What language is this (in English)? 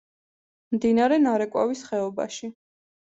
Georgian